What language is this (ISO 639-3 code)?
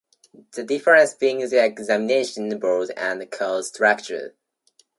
eng